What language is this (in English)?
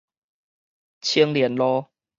Min Nan Chinese